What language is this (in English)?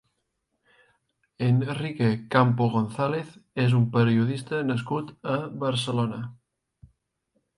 Catalan